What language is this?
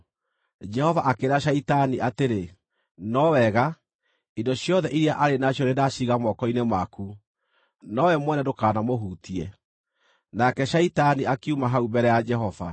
Kikuyu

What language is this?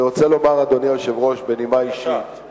Hebrew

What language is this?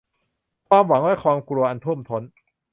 Thai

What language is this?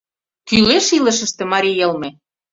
Mari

